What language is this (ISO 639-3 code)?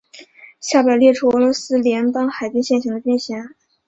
zho